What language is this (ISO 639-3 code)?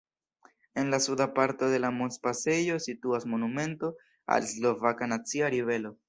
epo